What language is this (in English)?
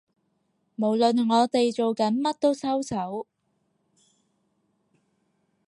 Cantonese